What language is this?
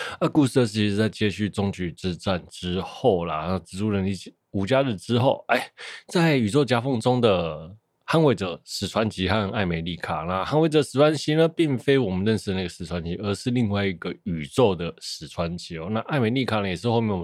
Chinese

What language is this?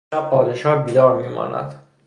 Persian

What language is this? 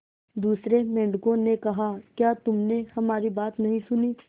Hindi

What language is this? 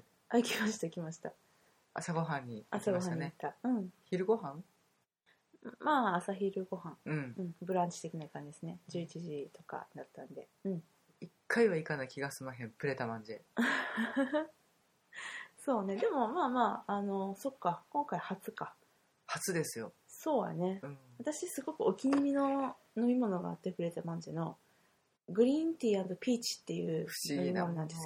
Japanese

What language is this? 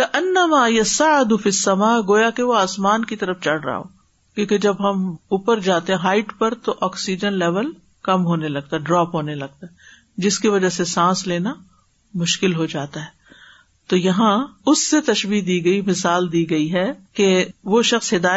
Urdu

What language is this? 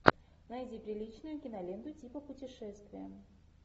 Russian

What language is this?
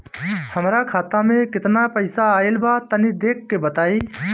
Bhojpuri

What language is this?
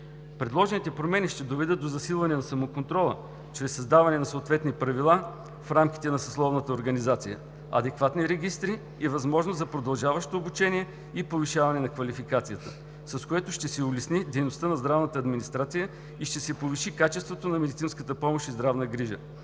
Bulgarian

